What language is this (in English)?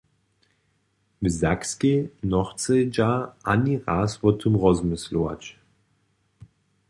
Upper Sorbian